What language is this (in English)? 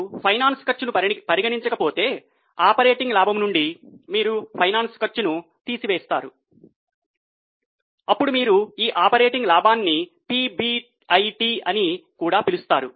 Telugu